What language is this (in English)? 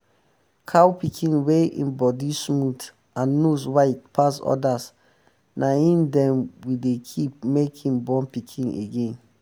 Nigerian Pidgin